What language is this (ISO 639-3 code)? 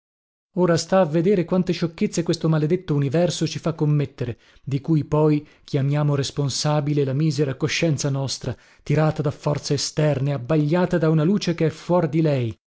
ita